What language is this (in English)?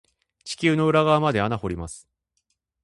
Japanese